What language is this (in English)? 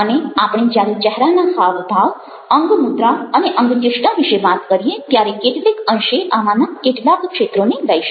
Gujarati